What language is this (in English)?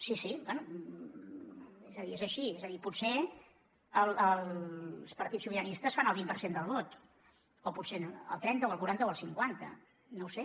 Catalan